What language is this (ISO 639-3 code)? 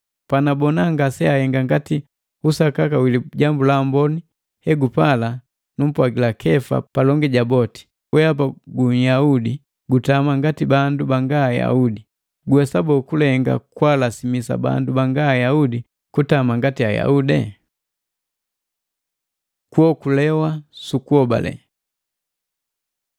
mgv